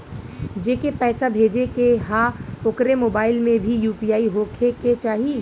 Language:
Bhojpuri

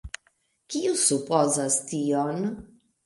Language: Esperanto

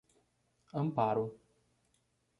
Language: Portuguese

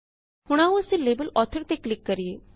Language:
Punjabi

